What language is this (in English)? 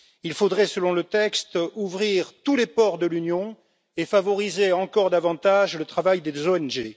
French